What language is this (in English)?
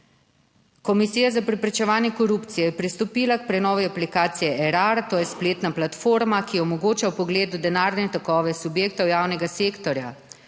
Slovenian